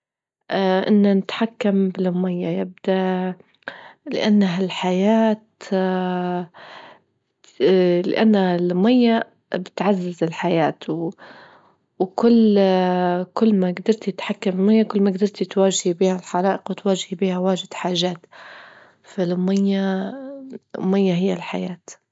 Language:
Libyan Arabic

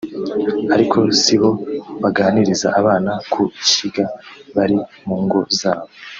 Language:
Kinyarwanda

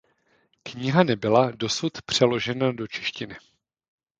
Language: Czech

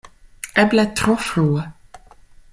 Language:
Esperanto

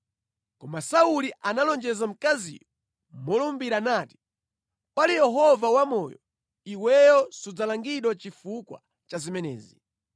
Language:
Nyanja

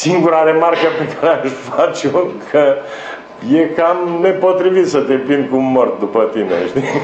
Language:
Romanian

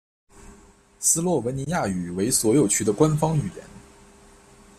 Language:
Chinese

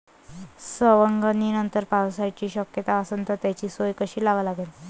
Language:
Marathi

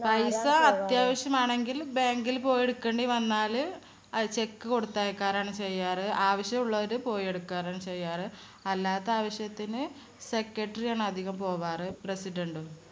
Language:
Malayalam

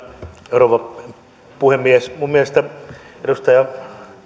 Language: Finnish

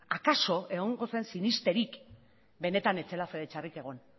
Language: Basque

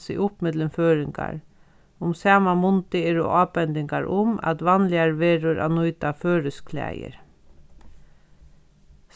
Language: Faroese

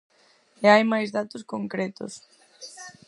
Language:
Galician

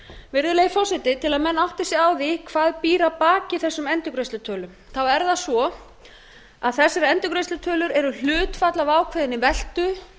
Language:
Icelandic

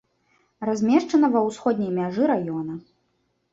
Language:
Belarusian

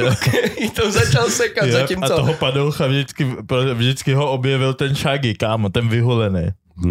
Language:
Czech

